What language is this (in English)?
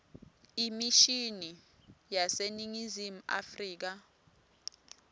Swati